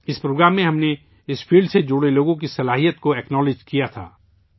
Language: Urdu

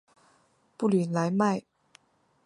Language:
Chinese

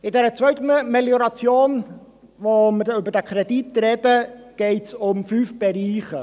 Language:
Swiss German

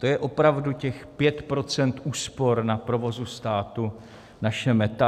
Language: Czech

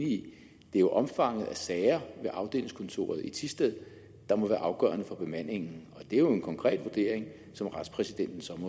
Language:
Danish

